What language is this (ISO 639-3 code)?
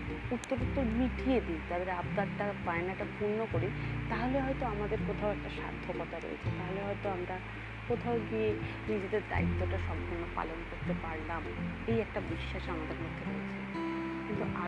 ben